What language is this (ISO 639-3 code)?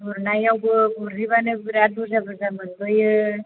brx